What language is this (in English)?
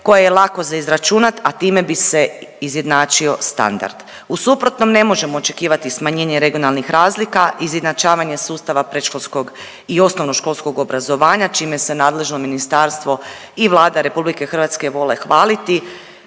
Croatian